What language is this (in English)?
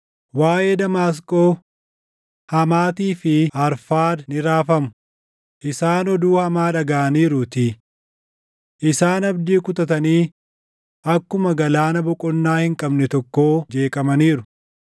Oromo